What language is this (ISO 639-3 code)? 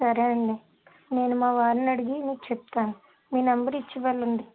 tel